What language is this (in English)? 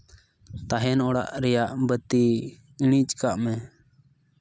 Santali